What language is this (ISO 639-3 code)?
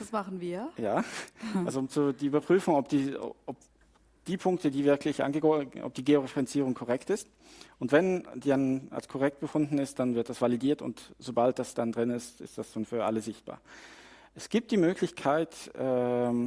deu